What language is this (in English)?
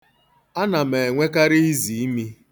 Igbo